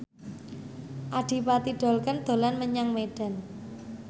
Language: Javanese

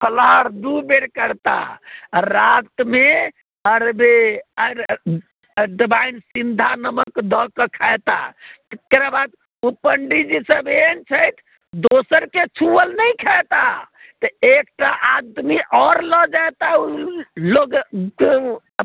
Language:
Maithili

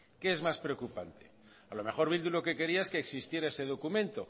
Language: Spanish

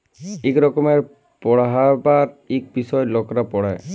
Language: Bangla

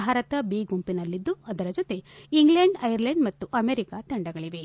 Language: Kannada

